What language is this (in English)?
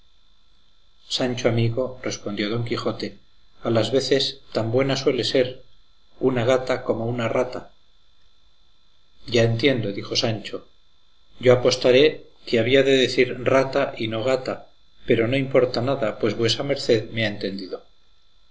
Spanish